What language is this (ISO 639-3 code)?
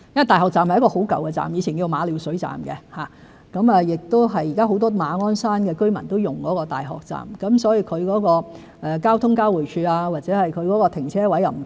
yue